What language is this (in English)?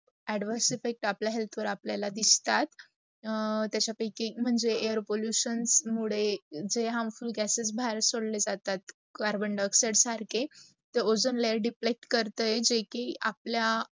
Marathi